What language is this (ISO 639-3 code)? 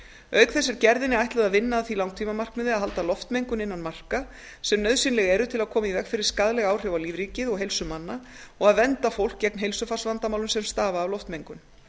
isl